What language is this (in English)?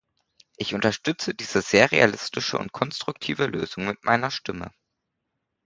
German